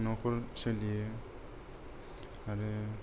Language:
Bodo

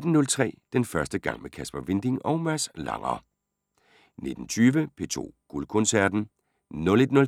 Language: Danish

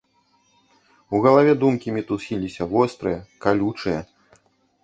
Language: Belarusian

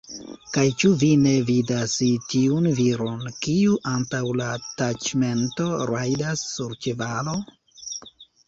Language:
Esperanto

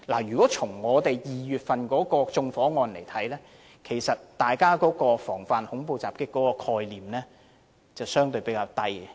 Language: Cantonese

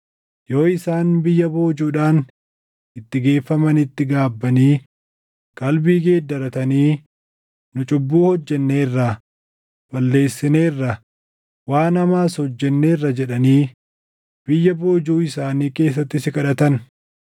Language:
Oromo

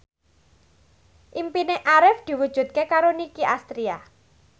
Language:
Javanese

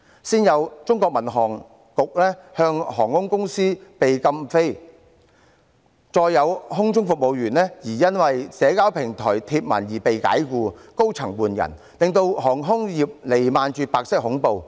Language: Cantonese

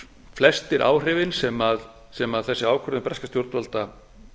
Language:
Icelandic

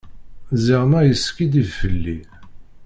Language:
Kabyle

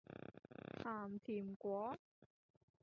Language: Cantonese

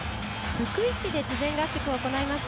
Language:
Japanese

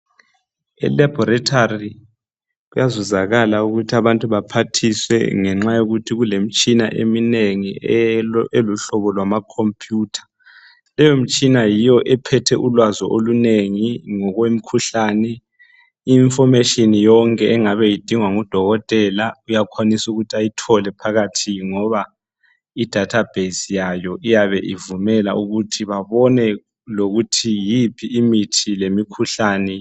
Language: North Ndebele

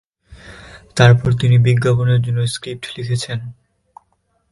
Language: Bangla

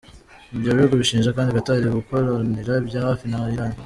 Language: Kinyarwanda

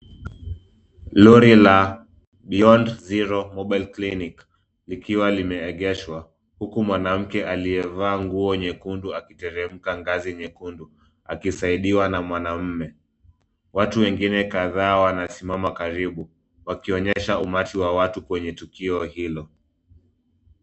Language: Swahili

